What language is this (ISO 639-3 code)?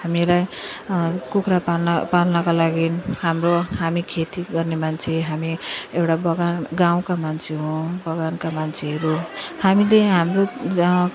nep